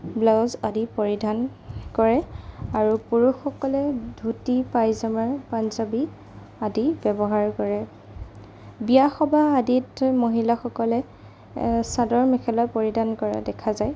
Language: Assamese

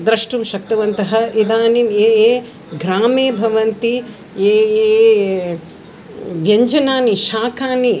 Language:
Sanskrit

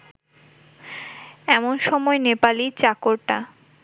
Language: Bangla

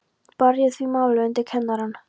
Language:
Icelandic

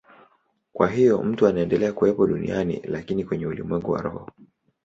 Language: Swahili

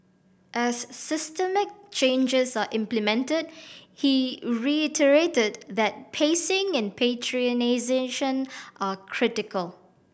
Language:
English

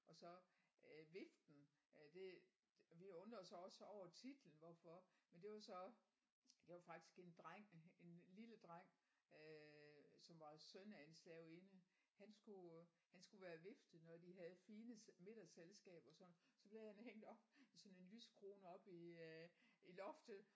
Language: Danish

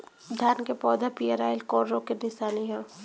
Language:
Bhojpuri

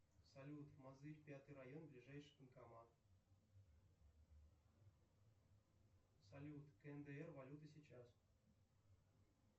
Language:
Russian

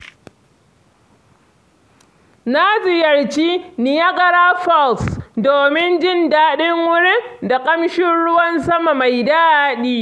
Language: Hausa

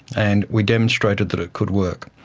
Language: English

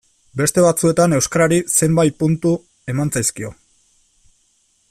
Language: Basque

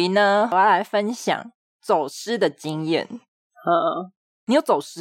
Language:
Chinese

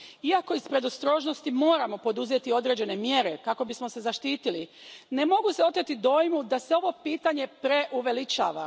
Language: Croatian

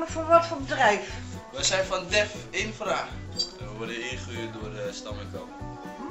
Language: Dutch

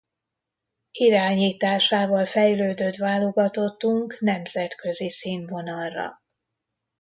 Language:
Hungarian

